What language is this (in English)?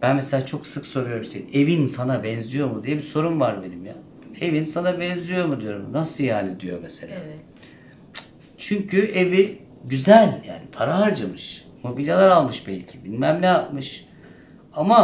Turkish